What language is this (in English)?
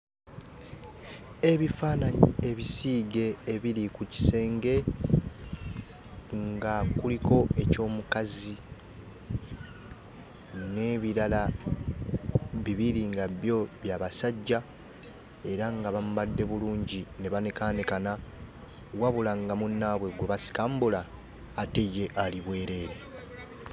Ganda